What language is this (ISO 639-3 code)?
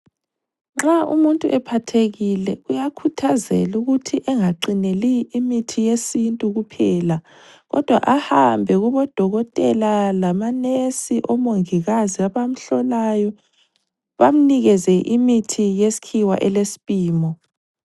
nde